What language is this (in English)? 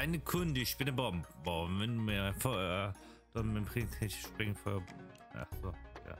German